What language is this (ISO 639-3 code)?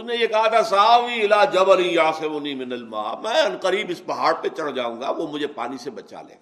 urd